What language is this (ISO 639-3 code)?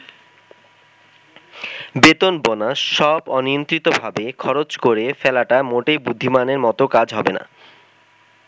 ben